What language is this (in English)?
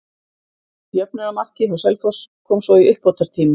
Icelandic